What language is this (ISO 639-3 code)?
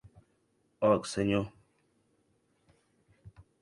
oci